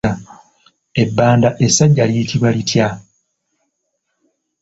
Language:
Ganda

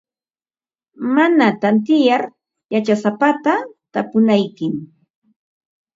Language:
Ambo-Pasco Quechua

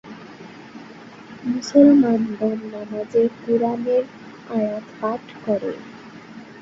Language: Bangla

